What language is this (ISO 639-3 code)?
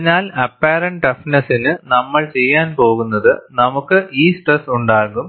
mal